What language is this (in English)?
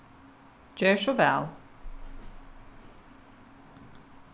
Faroese